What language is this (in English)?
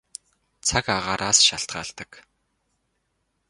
Mongolian